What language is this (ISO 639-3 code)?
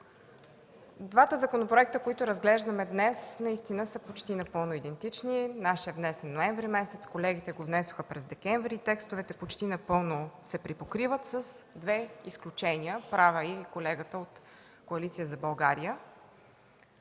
bul